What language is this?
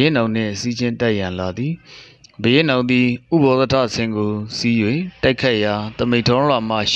Korean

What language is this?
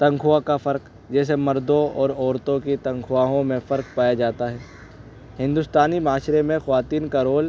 Urdu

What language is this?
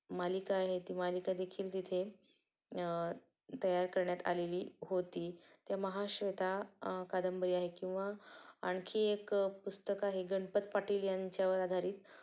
Marathi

